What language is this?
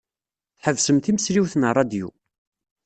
Kabyle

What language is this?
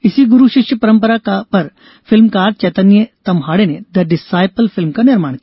Hindi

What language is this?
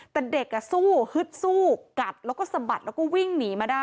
Thai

